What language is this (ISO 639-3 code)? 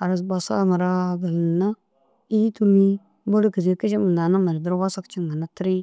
dzg